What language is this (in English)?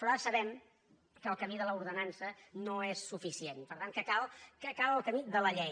Catalan